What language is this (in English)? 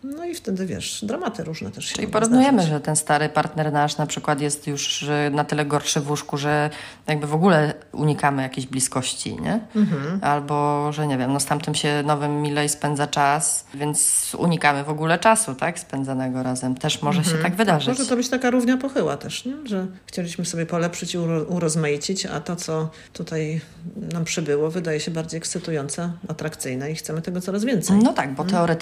Polish